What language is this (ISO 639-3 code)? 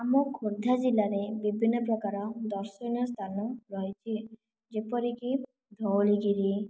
ori